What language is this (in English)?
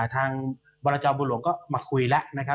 Thai